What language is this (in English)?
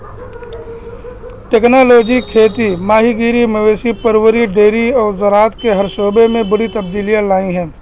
Urdu